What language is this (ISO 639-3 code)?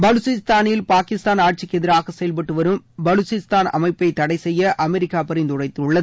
tam